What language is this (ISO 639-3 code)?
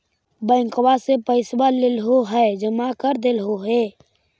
mag